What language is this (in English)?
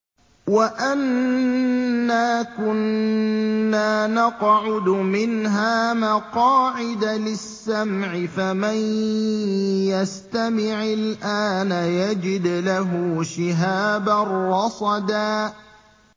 Arabic